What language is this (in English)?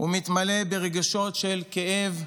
Hebrew